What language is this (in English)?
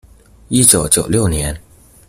Chinese